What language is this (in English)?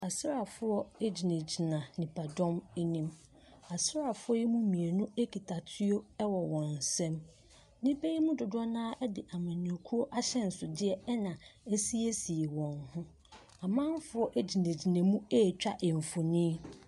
Akan